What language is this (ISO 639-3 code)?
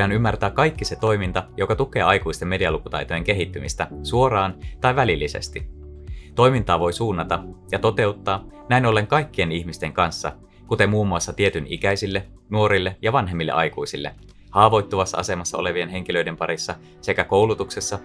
fin